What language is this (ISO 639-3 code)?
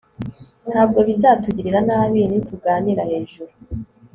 kin